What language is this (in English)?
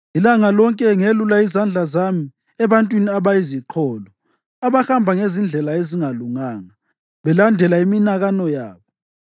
North Ndebele